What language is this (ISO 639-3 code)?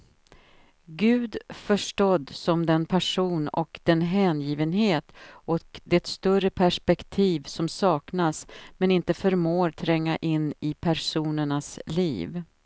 swe